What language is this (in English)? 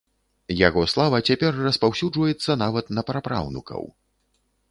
Belarusian